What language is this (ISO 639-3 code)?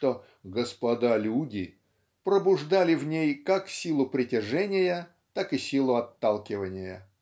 rus